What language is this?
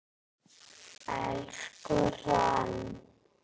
Icelandic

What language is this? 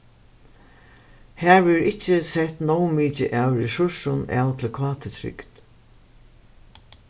Faroese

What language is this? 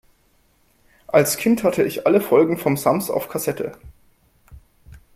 German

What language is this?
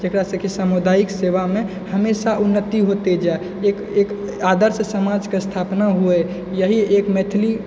Maithili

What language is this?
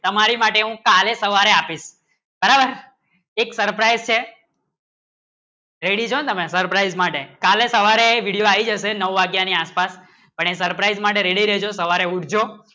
Gujarati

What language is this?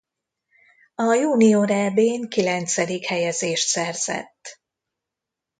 Hungarian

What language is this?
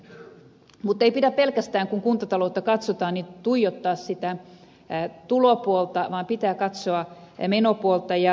Finnish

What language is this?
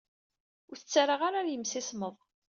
Kabyle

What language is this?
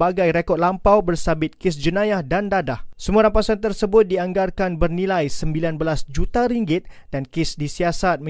Malay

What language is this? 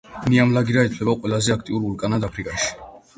Georgian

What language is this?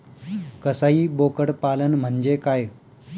Marathi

